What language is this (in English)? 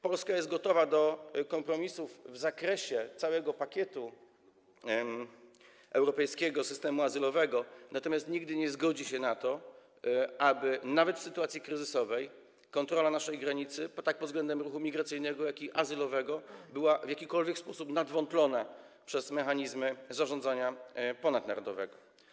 Polish